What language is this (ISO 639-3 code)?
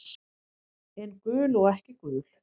isl